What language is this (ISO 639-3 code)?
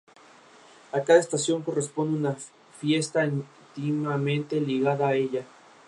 spa